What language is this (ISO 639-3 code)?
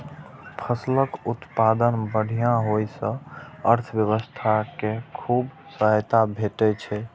mai